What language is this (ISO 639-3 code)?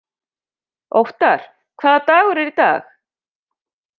isl